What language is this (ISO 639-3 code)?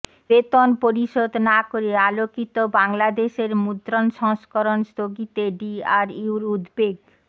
ben